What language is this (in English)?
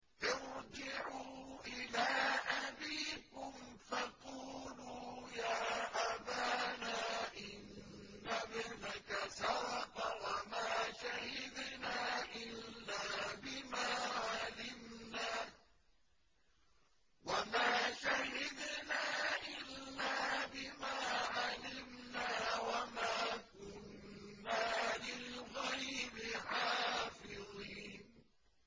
Arabic